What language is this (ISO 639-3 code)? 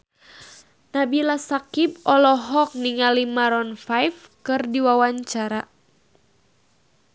sun